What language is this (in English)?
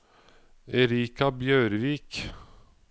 Norwegian